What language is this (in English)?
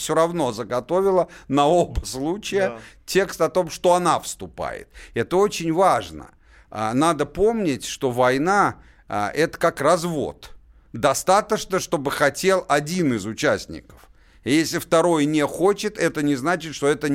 Russian